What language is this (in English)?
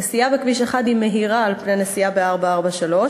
Hebrew